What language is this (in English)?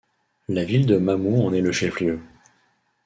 French